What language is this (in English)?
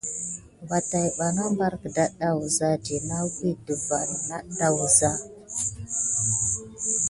Gidar